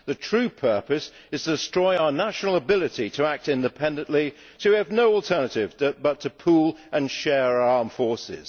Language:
English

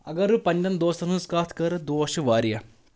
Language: Kashmiri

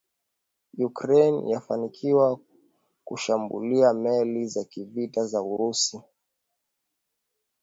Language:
Swahili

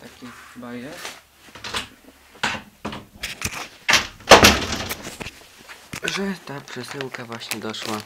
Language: Polish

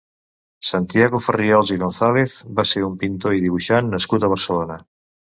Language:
Catalan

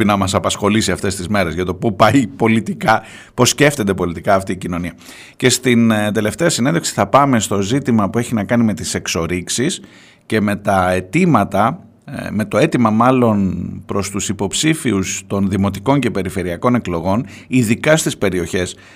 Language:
Greek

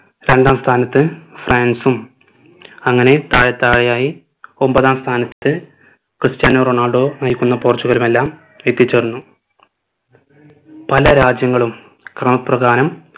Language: Malayalam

